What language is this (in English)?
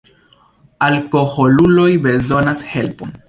Esperanto